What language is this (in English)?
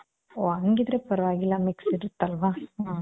Kannada